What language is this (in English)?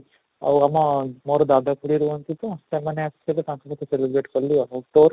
Odia